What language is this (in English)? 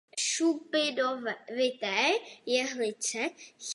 Czech